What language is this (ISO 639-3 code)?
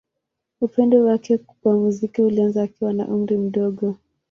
swa